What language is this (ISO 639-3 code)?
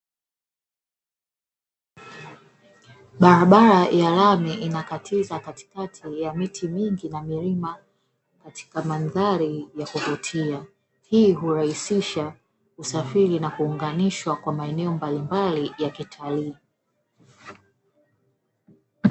swa